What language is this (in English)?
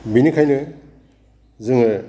Bodo